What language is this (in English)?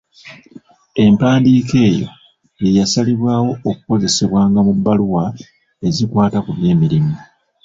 Ganda